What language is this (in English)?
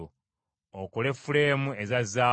Ganda